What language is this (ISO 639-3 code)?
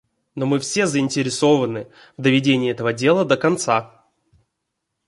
rus